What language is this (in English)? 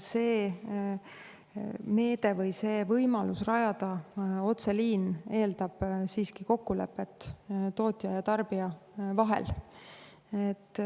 Estonian